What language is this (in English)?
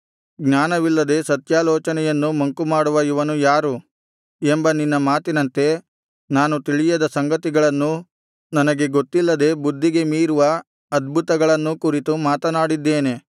Kannada